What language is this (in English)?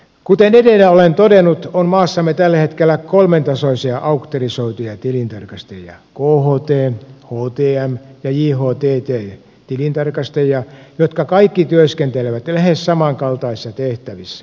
Finnish